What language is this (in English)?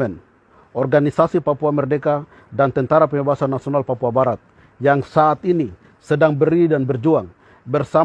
Indonesian